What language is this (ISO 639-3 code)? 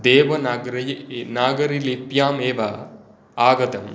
san